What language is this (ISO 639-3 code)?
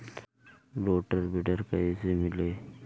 bho